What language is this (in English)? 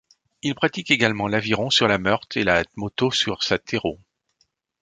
French